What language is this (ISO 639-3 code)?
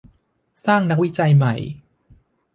tha